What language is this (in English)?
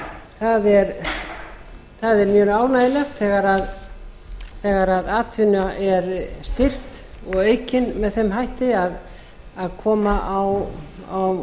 Icelandic